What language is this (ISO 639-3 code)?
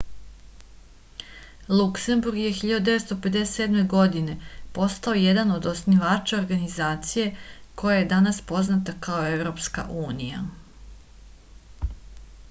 srp